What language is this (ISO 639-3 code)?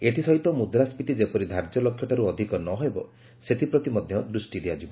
ori